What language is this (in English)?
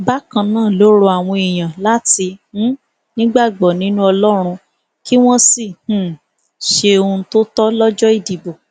Yoruba